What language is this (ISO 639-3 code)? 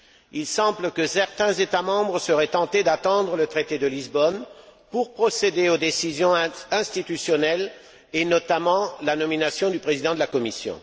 fra